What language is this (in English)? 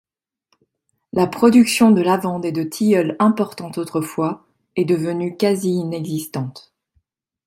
French